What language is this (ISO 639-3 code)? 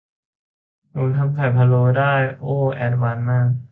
tha